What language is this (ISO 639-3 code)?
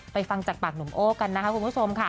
tha